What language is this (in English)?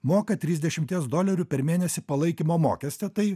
Lithuanian